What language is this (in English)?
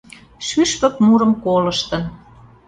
Mari